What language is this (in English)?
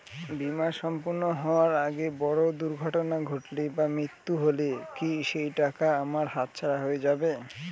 Bangla